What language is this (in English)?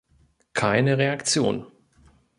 German